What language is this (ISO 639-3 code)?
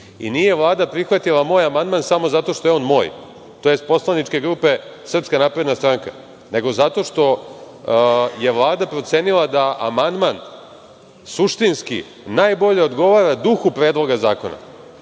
srp